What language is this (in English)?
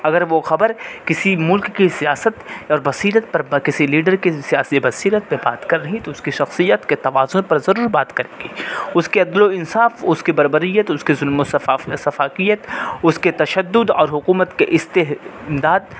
Urdu